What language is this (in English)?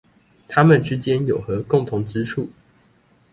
Chinese